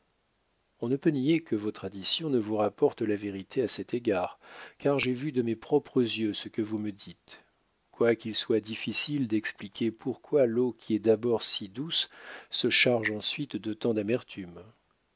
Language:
French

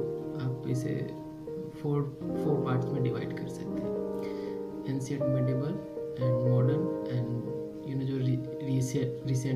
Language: Hindi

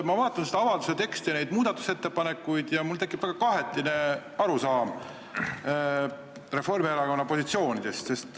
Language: Estonian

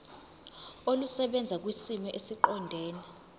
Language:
Zulu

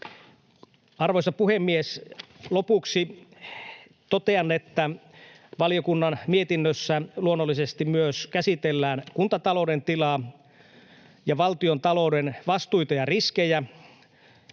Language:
Finnish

